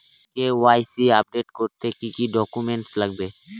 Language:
Bangla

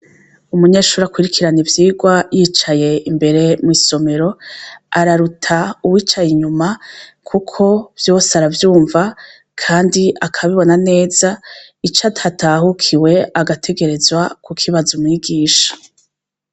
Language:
Rundi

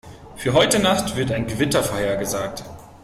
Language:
German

